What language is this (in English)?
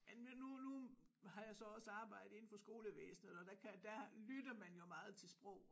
Danish